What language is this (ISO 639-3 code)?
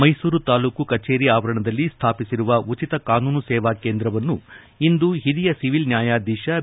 kan